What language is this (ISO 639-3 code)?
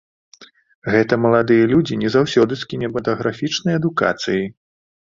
bel